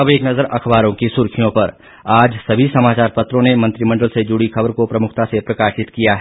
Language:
Hindi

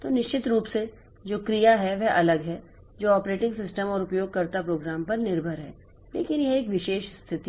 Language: Hindi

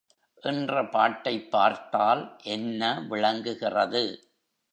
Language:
Tamil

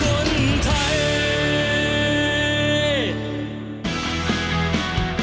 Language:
Thai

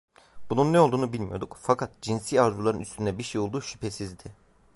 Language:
Turkish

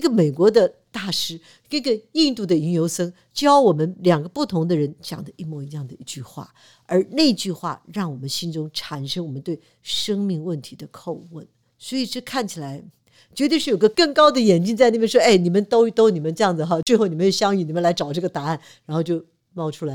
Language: Chinese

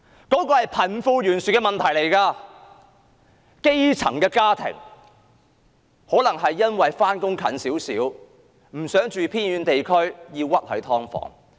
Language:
Cantonese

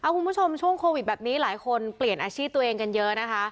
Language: Thai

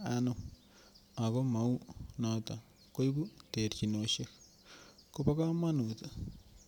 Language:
Kalenjin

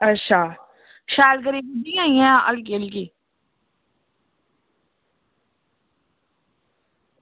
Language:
Dogri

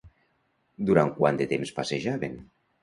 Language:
Catalan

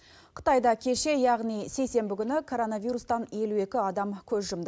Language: Kazakh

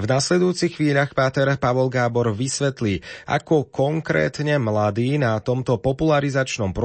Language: Slovak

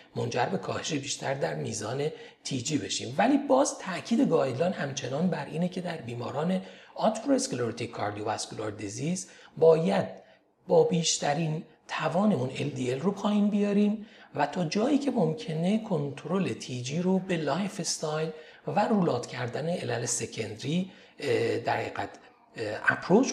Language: Persian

